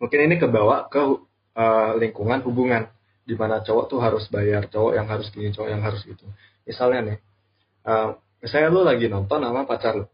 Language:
Indonesian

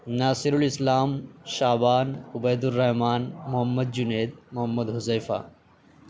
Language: Urdu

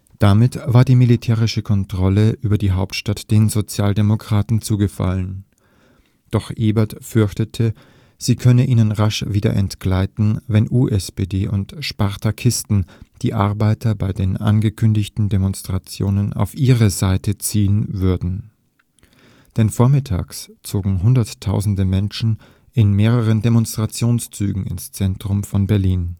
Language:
German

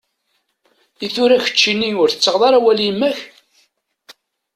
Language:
Kabyle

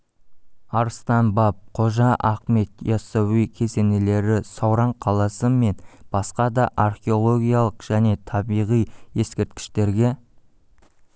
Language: Kazakh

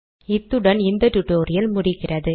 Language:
Tamil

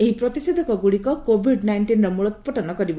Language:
Odia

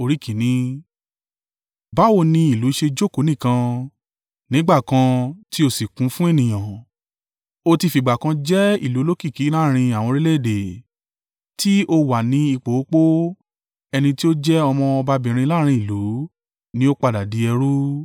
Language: Yoruba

